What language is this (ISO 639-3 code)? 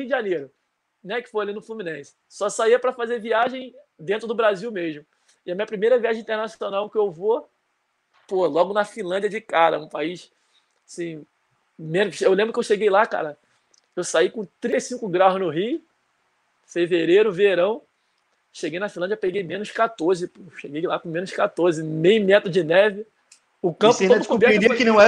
por